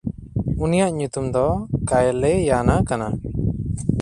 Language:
Santali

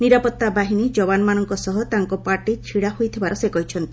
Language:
Odia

